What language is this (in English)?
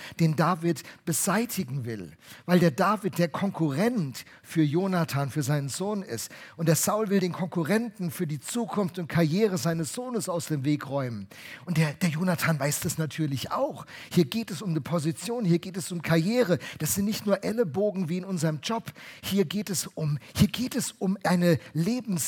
German